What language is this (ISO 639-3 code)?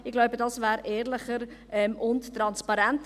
gsw